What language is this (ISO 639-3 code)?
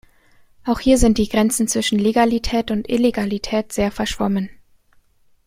deu